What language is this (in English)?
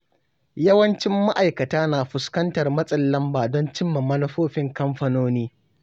Hausa